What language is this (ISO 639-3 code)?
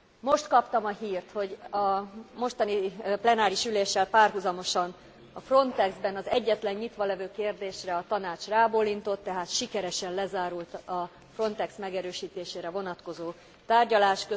hun